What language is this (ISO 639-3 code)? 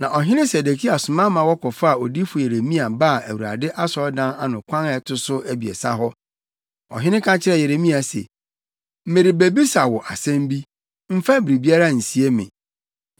aka